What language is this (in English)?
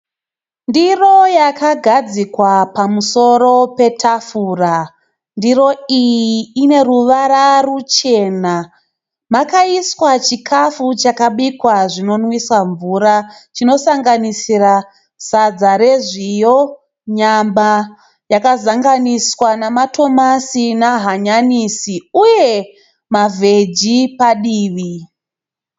Shona